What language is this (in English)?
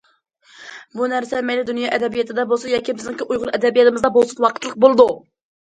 Uyghur